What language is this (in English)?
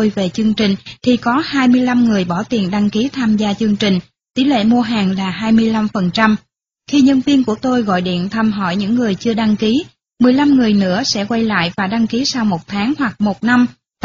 Vietnamese